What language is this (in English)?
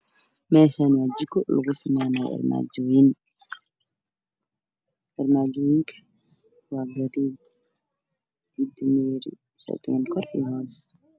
Somali